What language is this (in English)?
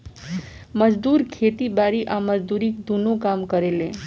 Bhojpuri